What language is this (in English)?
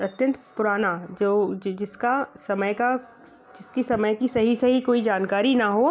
Hindi